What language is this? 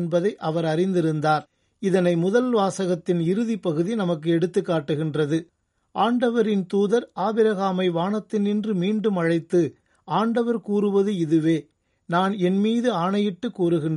Tamil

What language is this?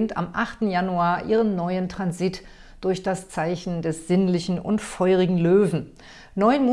German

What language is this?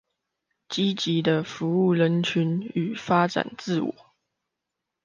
Chinese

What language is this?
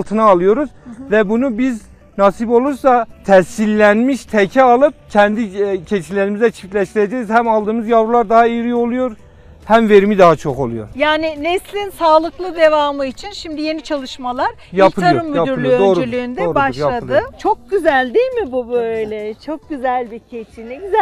Turkish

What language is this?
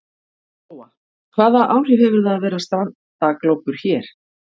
Icelandic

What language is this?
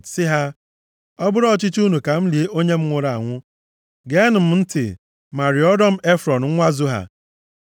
Igbo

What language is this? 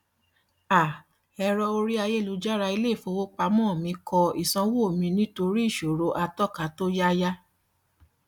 Yoruba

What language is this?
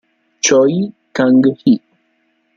Italian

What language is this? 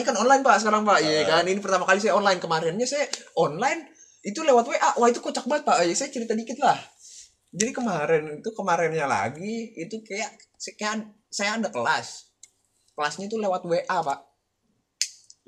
Indonesian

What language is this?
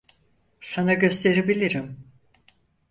Turkish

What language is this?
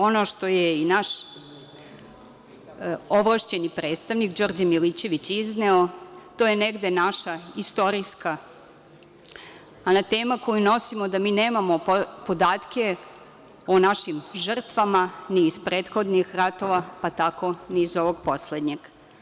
Serbian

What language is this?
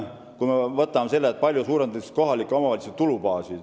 Estonian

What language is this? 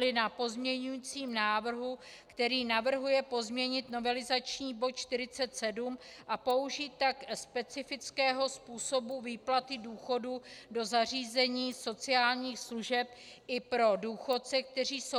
Czech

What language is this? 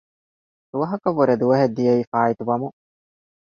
Divehi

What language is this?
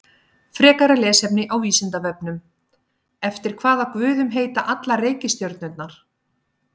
Icelandic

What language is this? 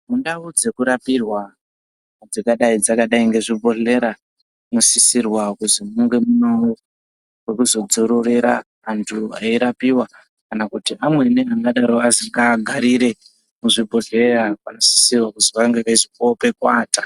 Ndau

